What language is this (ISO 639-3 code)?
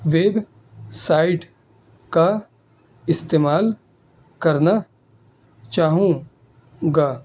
urd